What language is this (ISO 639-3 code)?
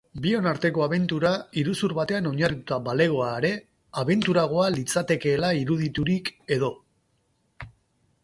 eus